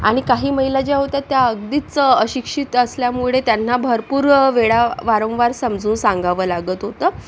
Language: Marathi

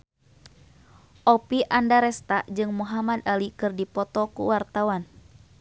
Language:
Sundanese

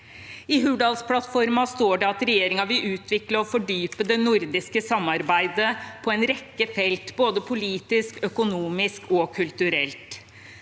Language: Norwegian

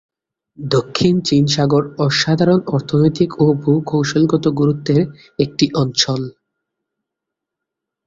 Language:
Bangla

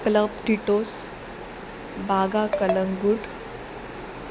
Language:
Konkani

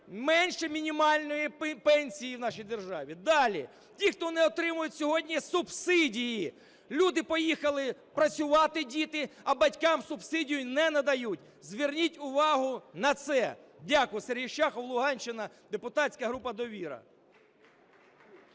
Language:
Ukrainian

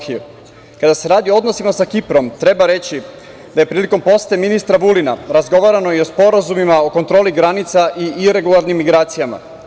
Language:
Serbian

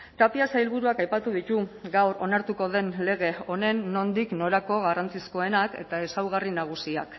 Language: Basque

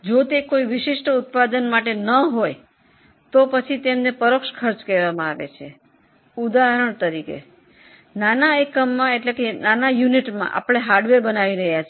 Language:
Gujarati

